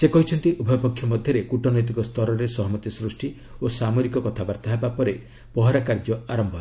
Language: Odia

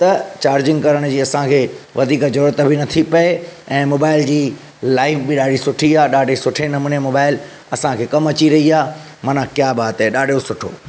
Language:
Sindhi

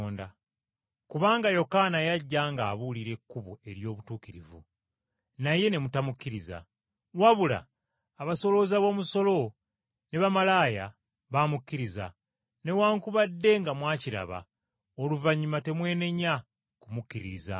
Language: Ganda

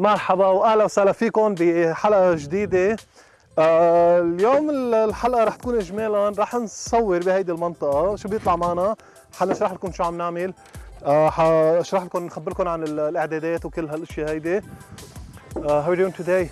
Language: Arabic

